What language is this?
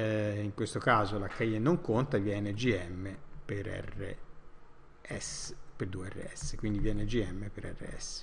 Italian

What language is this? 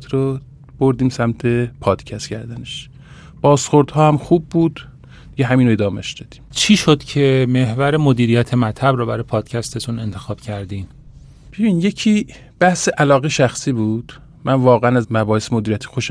Persian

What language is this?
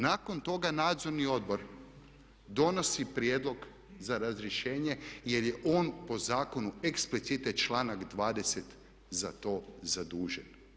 Croatian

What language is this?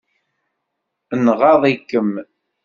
Kabyle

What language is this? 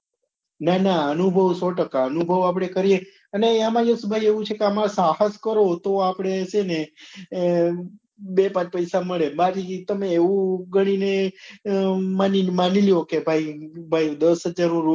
Gujarati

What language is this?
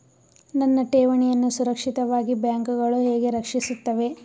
Kannada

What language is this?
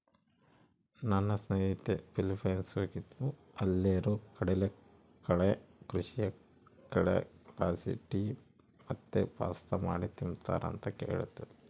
Kannada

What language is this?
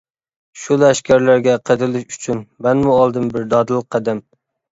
Uyghur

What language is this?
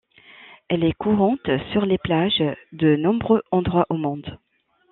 French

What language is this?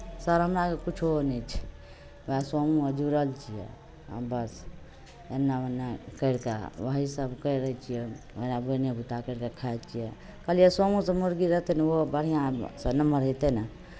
Maithili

